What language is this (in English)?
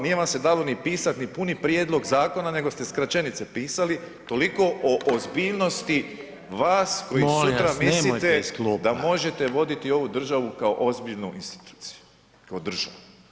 Croatian